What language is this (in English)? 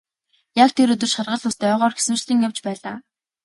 Mongolian